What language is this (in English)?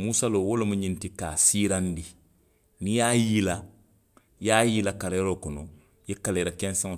Western Maninkakan